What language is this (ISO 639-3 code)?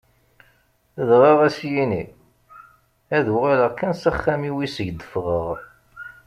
kab